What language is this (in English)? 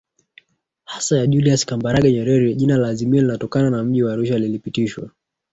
Swahili